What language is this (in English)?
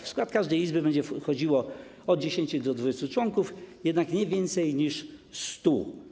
Polish